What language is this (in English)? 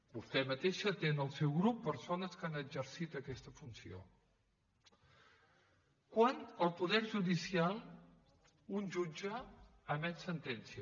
Catalan